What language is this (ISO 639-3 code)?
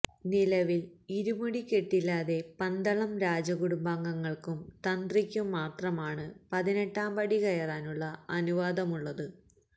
mal